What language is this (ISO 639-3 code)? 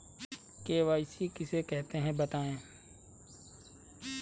hin